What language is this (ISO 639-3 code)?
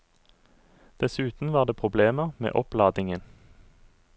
nor